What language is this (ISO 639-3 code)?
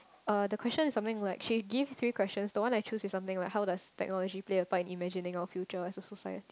eng